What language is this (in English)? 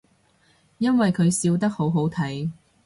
Cantonese